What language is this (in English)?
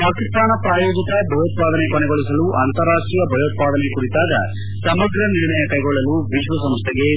Kannada